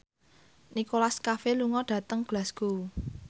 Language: Javanese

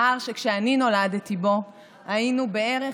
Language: Hebrew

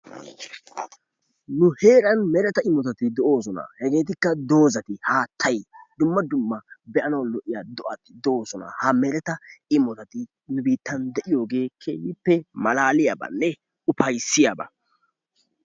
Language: Wolaytta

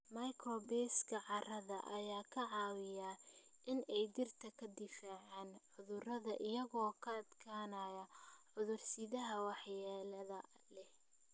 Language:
Somali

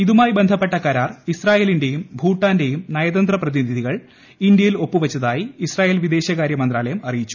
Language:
Malayalam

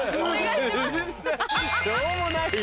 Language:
Japanese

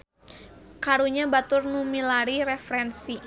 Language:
Sundanese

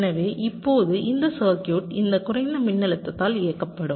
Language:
Tamil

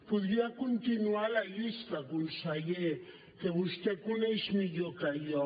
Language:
Catalan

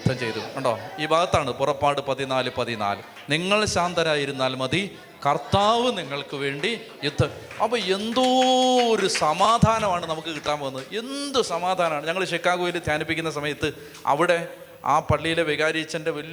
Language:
Malayalam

